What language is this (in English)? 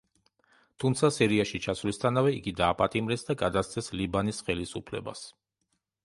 Georgian